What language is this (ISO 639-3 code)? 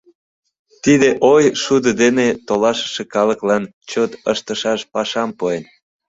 chm